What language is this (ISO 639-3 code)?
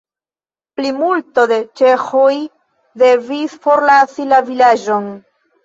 epo